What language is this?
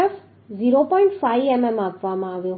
Gujarati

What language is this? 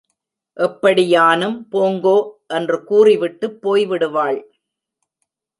Tamil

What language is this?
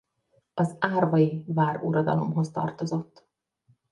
Hungarian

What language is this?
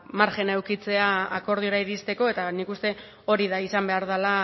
Basque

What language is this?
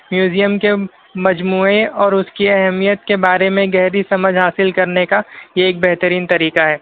Urdu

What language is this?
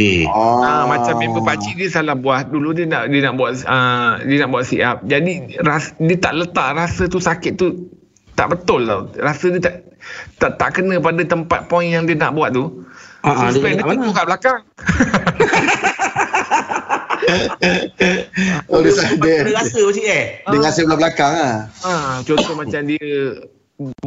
Malay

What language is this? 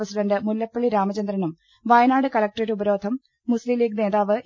Malayalam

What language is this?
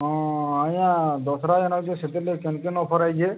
Odia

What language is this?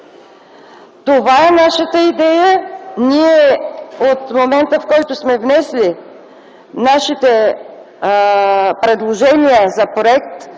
Bulgarian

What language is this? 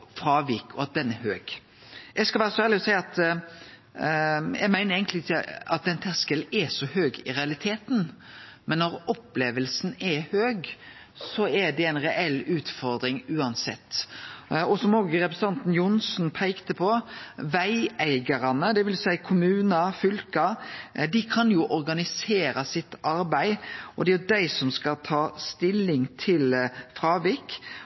Norwegian Nynorsk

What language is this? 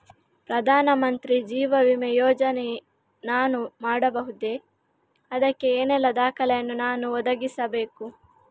Kannada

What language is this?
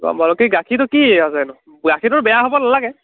Assamese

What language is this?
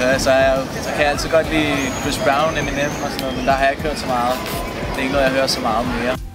Danish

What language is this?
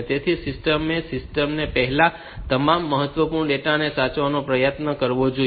Gujarati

